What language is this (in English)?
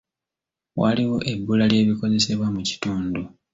Ganda